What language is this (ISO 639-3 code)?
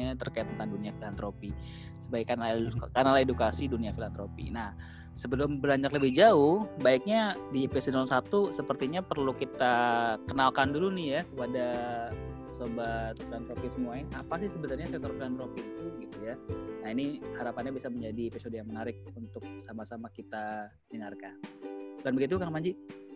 ind